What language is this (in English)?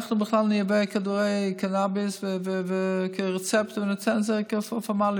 Hebrew